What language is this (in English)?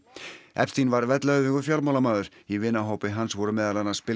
Icelandic